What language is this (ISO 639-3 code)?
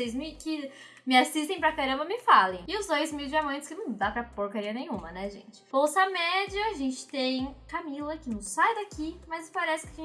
por